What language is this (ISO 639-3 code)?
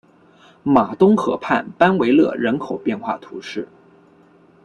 zho